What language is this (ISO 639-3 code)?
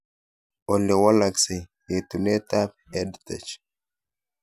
kln